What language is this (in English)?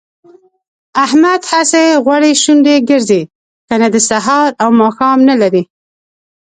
Pashto